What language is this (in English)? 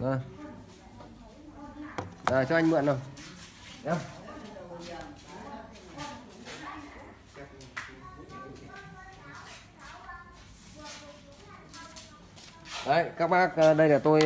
Vietnamese